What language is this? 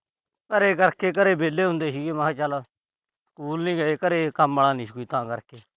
Punjabi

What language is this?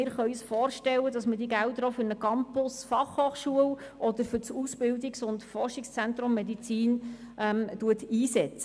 Swiss German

